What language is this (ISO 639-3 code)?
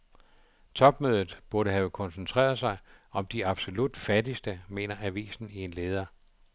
dan